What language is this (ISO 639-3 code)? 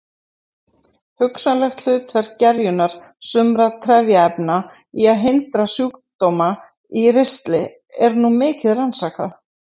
isl